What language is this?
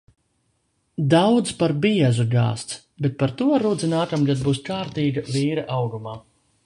Latvian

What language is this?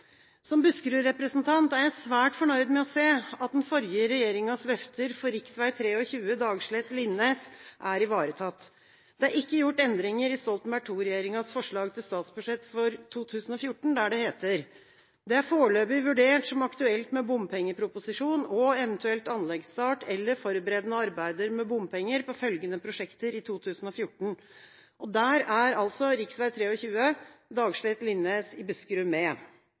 Norwegian Bokmål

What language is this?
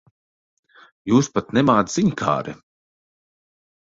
Latvian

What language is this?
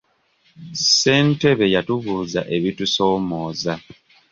Ganda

